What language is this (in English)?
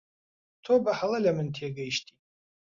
Central Kurdish